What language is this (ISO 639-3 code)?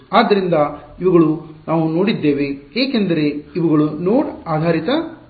kan